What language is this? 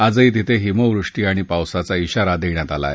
Marathi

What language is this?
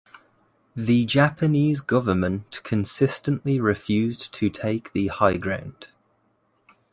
English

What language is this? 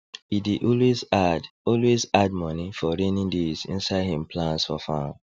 Nigerian Pidgin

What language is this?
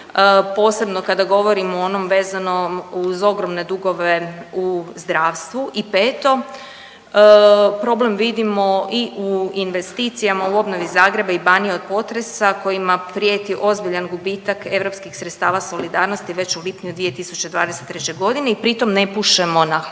Croatian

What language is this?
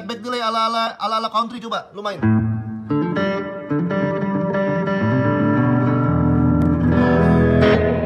Indonesian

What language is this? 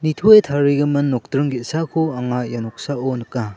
Garo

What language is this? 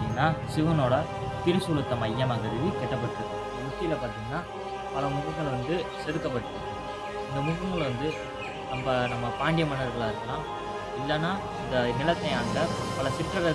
Indonesian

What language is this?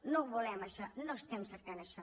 Catalan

